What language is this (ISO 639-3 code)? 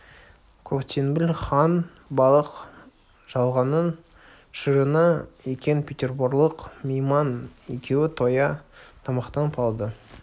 kaz